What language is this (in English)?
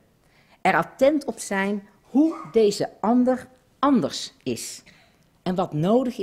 Dutch